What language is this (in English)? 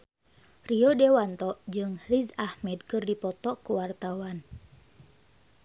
Sundanese